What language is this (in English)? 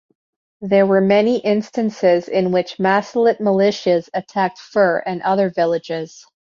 English